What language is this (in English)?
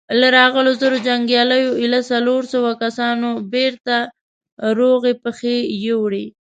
Pashto